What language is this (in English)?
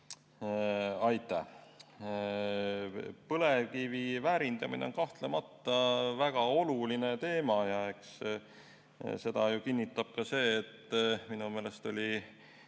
Estonian